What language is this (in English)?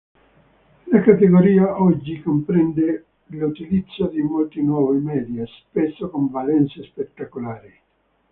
Italian